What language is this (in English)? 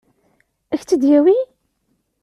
Kabyle